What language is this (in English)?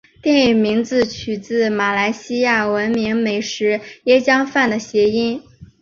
Chinese